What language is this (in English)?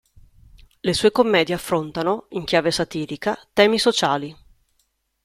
Italian